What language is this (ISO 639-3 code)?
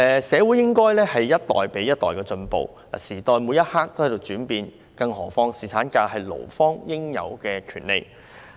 yue